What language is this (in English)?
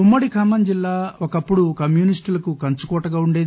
Telugu